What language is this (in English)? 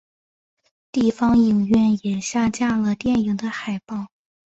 Chinese